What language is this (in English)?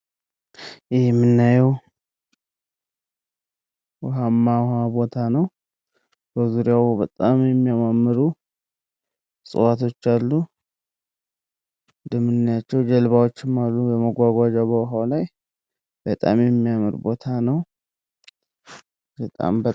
Amharic